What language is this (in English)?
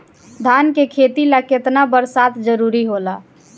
Bhojpuri